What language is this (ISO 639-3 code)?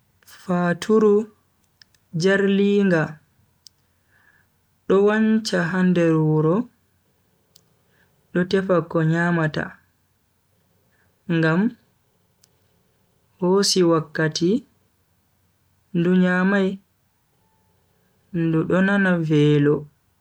fui